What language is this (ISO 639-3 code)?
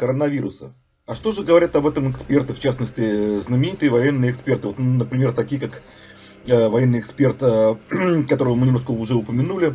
rus